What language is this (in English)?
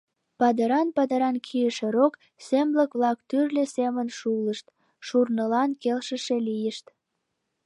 Mari